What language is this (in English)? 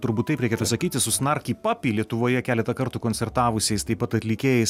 Lithuanian